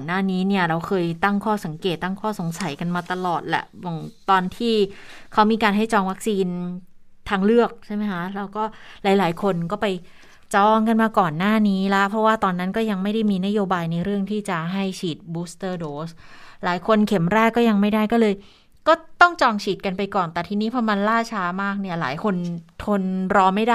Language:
Thai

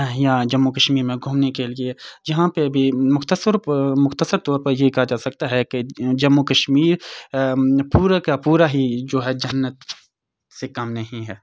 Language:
Urdu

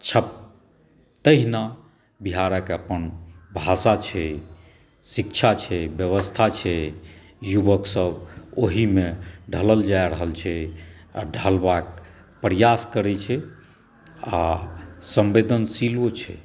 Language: Maithili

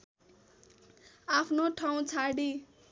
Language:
Nepali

